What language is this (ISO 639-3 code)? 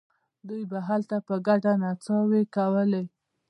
pus